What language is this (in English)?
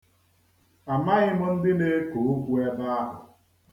Igbo